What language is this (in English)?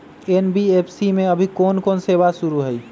Magahi